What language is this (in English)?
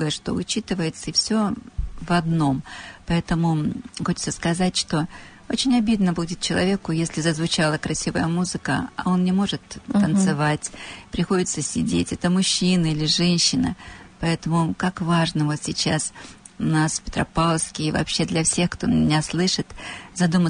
Russian